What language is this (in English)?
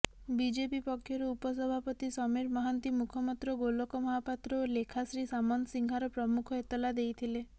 Odia